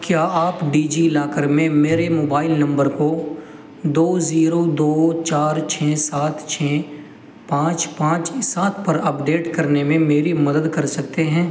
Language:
Urdu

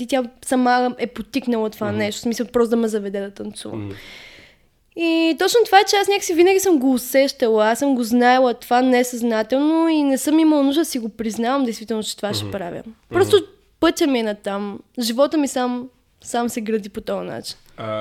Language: Bulgarian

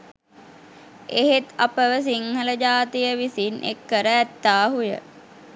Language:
Sinhala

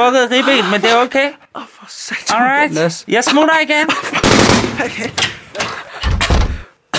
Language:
Danish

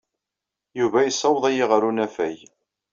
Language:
Kabyle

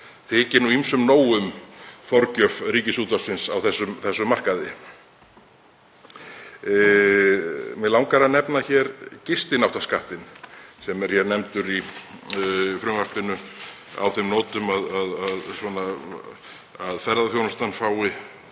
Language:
Icelandic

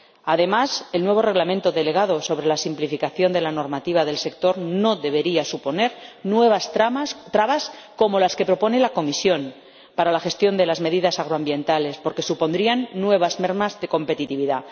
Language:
Spanish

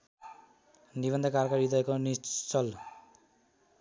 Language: Nepali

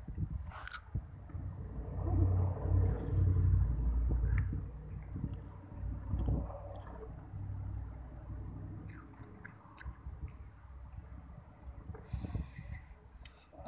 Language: Thai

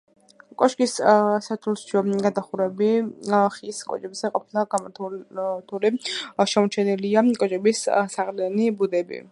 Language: Georgian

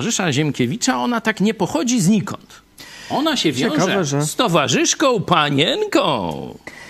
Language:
Polish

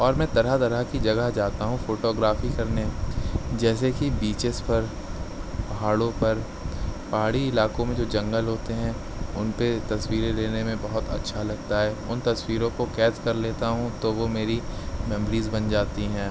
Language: Urdu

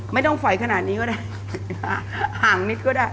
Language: Thai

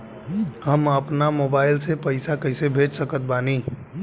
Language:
Bhojpuri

